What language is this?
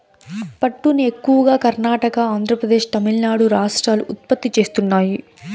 Telugu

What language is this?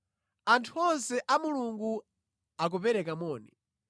Nyanja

